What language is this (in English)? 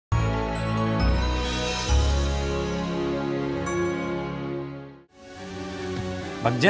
Indonesian